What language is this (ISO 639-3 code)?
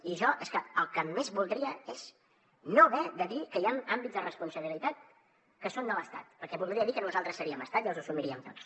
cat